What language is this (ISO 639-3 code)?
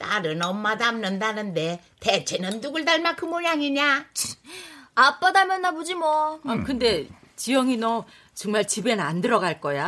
kor